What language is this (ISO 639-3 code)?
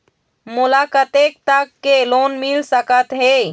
hne